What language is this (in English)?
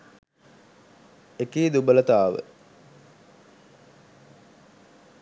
Sinhala